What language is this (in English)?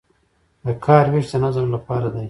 Pashto